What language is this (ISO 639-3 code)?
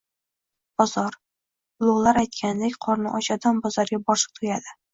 uzb